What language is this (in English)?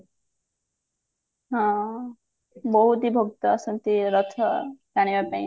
Odia